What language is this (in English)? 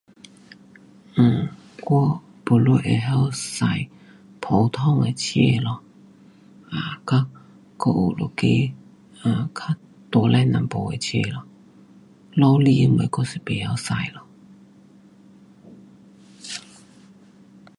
Pu-Xian Chinese